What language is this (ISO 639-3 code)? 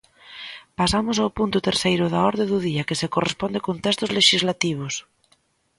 glg